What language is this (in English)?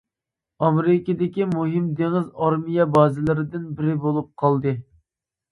Uyghur